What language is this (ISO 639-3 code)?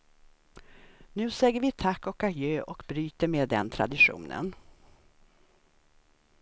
swe